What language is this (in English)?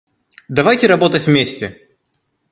Russian